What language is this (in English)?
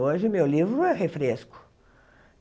Portuguese